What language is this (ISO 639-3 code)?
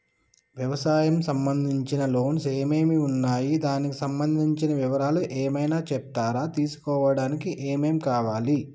tel